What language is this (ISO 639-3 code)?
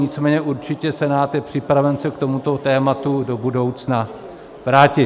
ces